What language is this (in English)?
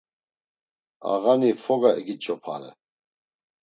Laz